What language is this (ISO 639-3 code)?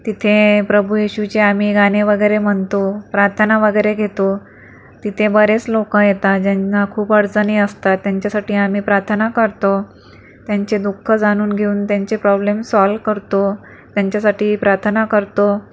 mar